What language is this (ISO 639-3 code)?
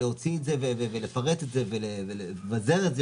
heb